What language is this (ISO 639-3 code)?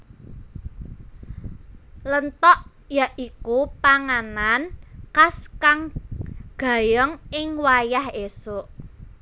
jav